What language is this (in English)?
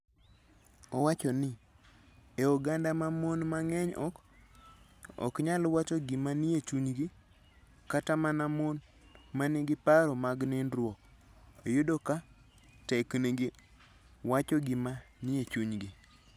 Luo (Kenya and Tanzania)